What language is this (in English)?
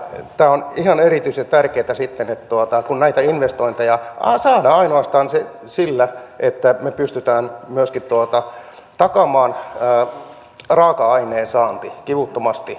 Finnish